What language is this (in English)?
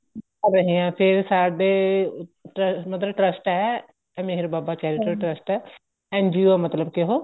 Punjabi